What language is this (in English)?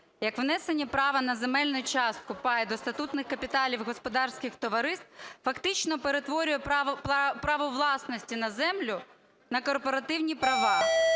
Ukrainian